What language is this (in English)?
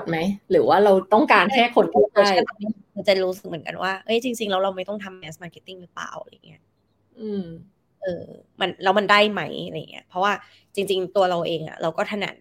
Thai